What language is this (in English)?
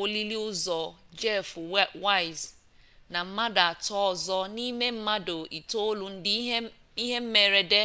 Igbo